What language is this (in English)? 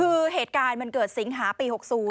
Thai